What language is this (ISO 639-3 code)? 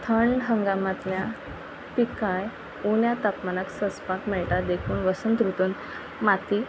kok